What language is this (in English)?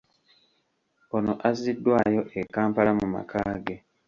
Ganda